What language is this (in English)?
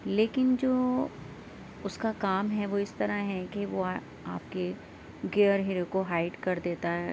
Urdu